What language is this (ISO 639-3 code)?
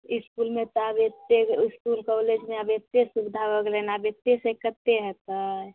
mai